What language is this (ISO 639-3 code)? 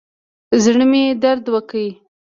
pus